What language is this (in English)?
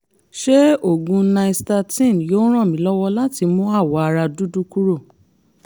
Yoruba